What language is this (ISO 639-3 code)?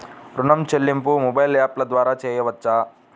tel